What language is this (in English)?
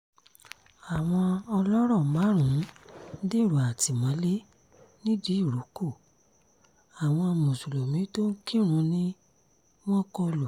Yoruba